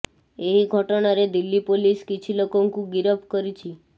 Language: Odia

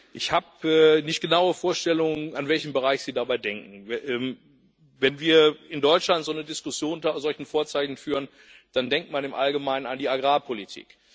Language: German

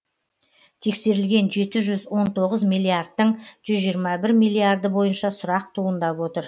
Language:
Kazakh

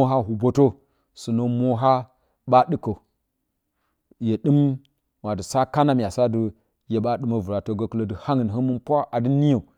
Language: Bacama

